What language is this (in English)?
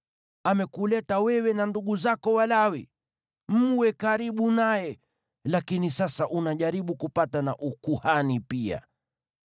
Swahili